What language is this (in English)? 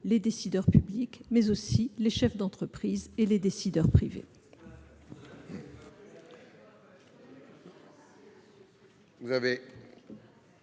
French